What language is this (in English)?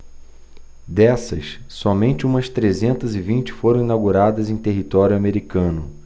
Portuguese